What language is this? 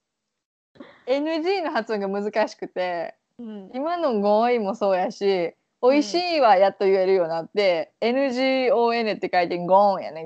Japanese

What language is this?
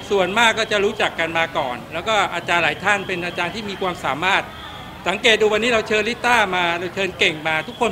Thai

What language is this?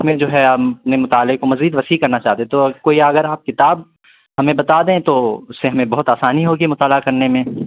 Urdu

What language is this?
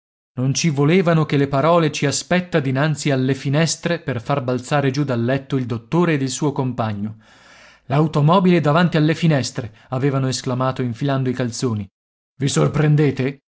Italian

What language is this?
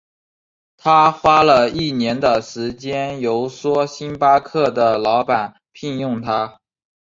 Chinese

